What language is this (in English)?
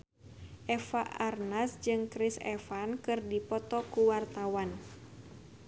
Sundanese